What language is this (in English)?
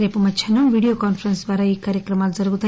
Telugu